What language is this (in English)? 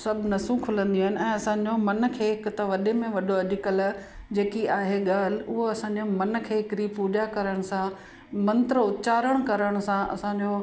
Sindhi